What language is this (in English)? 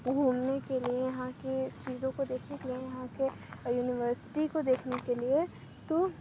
Urdu